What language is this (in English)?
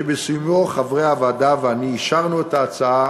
Hebrew